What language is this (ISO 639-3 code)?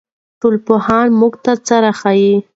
pus